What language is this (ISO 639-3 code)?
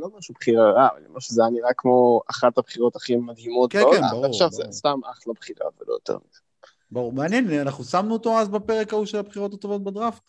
heb